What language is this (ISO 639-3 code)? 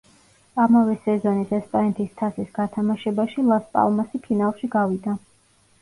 kat